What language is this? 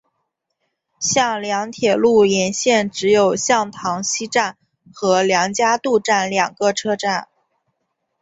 Chinese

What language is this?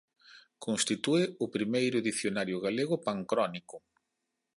Galician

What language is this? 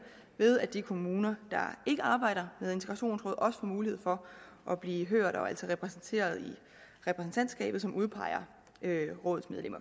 Danish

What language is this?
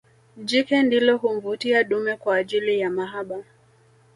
Swahili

